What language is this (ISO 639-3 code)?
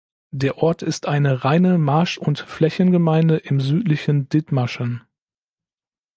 deu